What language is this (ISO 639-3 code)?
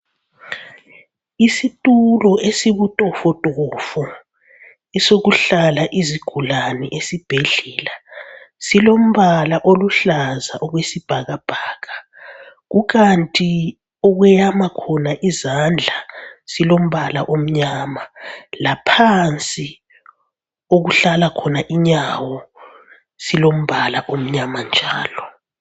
nde